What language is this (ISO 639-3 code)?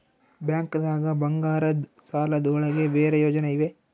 kan